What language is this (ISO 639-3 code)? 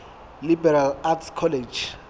sot